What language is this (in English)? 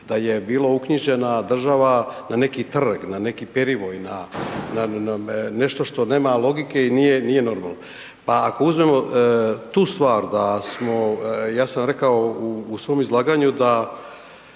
Croatian